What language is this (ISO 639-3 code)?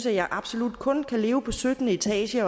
dan